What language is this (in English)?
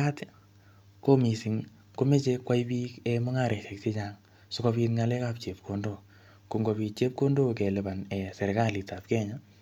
Kalenjin